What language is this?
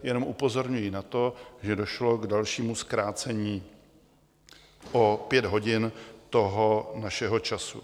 Czech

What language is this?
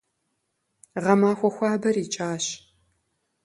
Kabardian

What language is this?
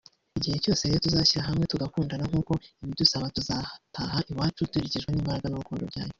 Kinyarwanda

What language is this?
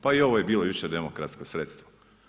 Croatian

